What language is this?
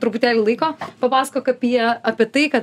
Lithuanian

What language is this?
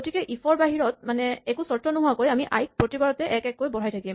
Assamese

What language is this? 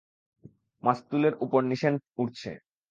Bangla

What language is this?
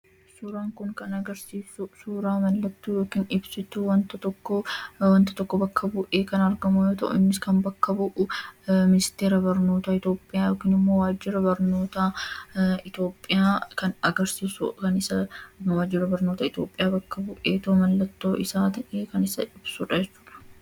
Oromo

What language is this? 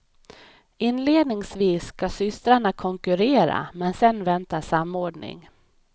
Swedish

